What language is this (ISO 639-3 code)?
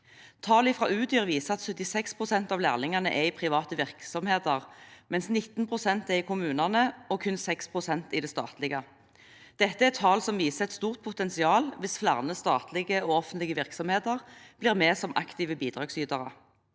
nor